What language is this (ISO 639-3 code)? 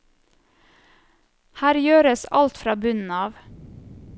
nor